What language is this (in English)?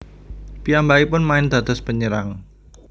Javanese